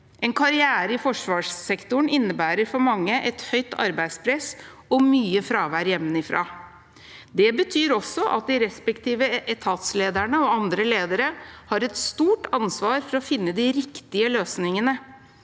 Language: Norwegian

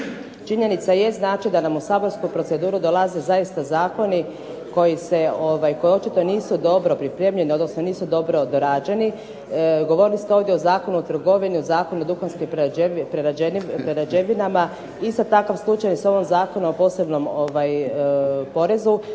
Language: Croatian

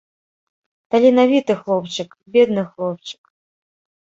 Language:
Belarusian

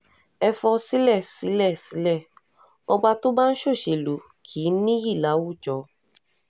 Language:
Yoruba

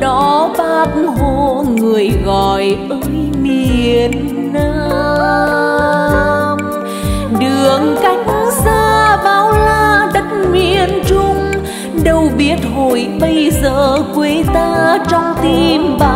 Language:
Vietnamese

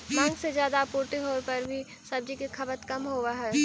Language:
Magahi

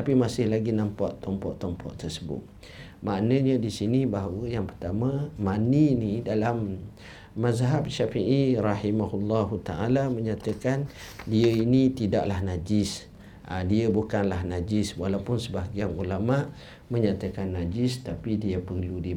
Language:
Malay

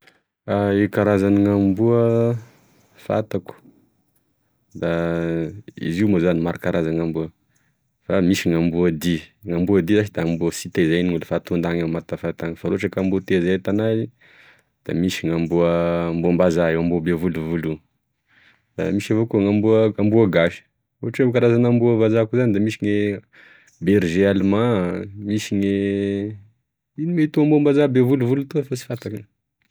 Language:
Tesaka Malagasy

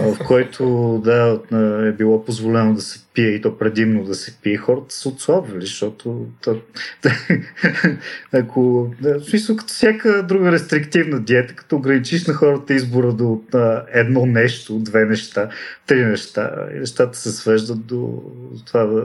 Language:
Bulgarian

